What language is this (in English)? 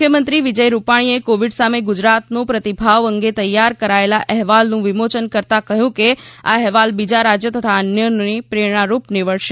Gujarati